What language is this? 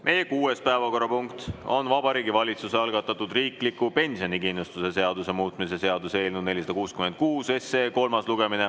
Estonian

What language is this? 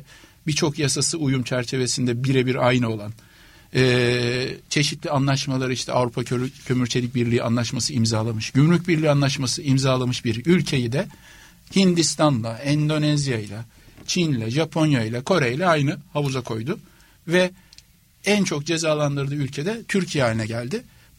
Turkish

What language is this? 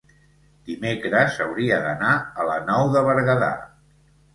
Catalan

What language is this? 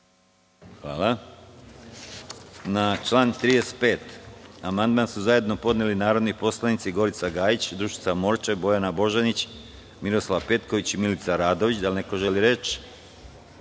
Serbian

